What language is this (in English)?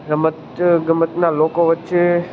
Gujarati